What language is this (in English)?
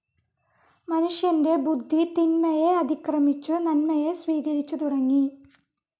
Malayalam